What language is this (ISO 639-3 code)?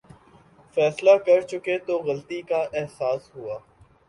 urd